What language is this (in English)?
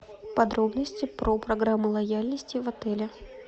Russian